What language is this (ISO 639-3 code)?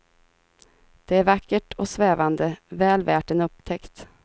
swe